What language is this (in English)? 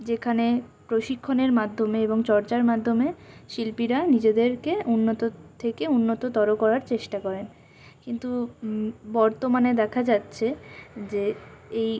Bangla